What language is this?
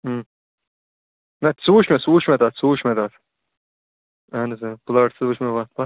Kashmiri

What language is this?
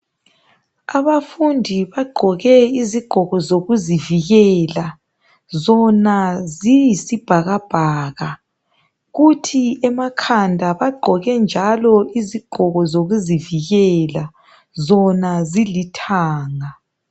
North Ndebele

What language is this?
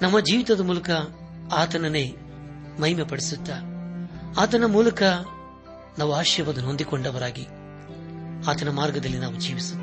Kannada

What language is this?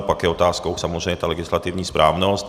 Czech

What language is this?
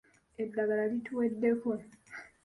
Ganda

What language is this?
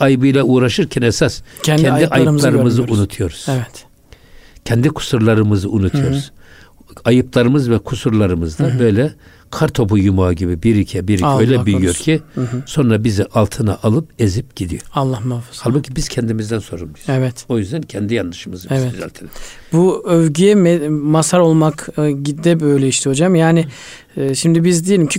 Turkish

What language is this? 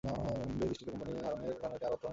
Bangla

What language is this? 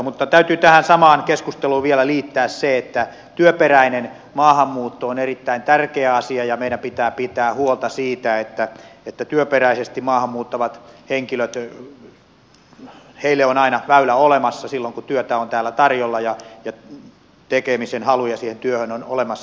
Finnish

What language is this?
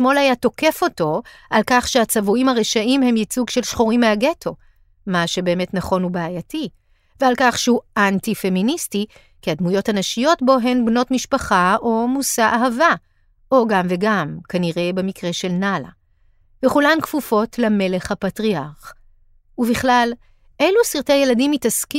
Hebrew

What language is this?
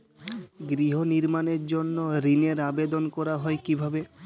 Bangla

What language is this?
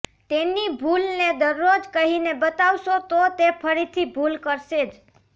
Gujarati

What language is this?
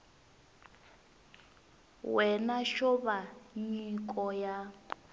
Tsonga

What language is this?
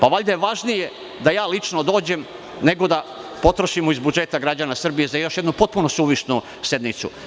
Serbian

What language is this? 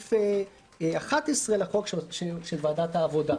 Hebrew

